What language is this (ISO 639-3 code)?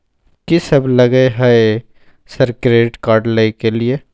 mai